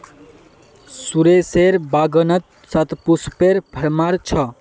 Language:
Magahi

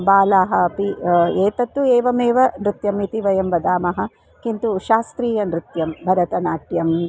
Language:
Sanskrit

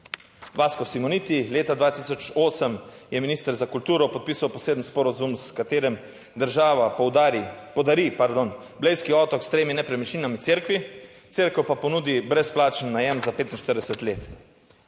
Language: Slovenian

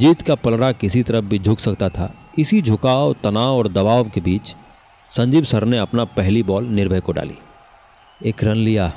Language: Hindi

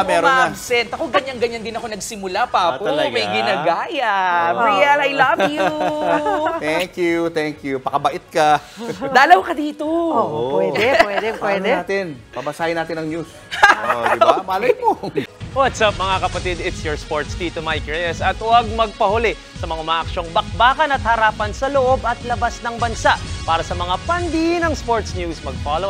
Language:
Filipino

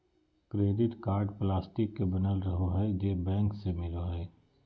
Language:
Magahi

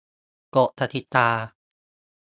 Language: Thai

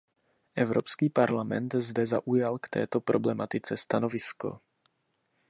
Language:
Czech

